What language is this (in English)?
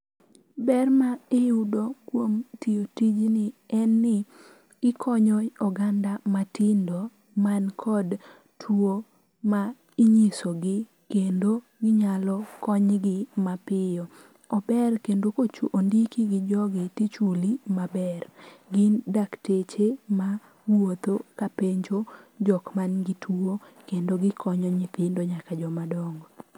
Luo (Kenya and Tanzania)